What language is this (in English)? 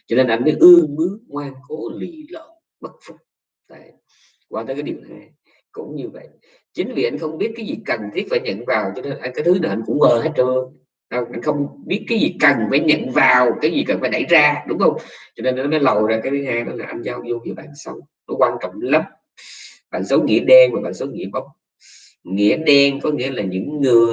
Vietnamese